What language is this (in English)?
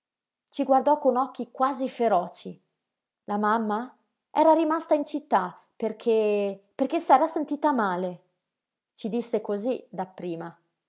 Italian